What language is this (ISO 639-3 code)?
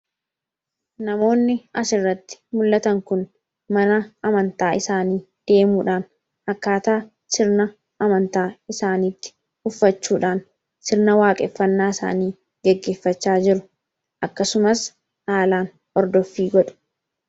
orm